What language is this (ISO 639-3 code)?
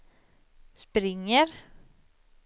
swe